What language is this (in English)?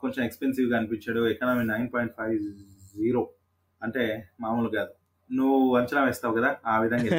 Telugu